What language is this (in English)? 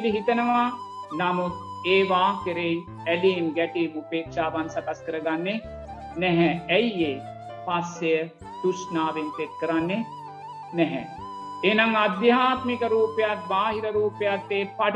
Sinhala